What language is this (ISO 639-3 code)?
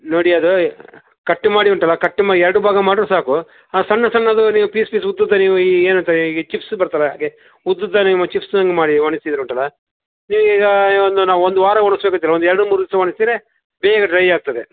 kan